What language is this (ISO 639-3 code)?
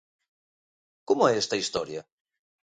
glg